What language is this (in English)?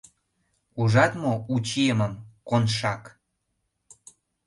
Mari